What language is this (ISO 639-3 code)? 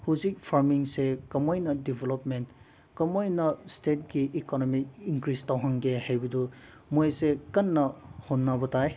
mni